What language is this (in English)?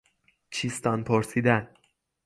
Persian